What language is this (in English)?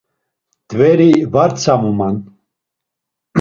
Laz